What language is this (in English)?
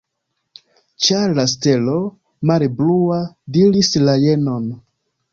Esperanto